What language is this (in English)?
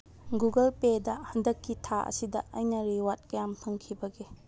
Manipuri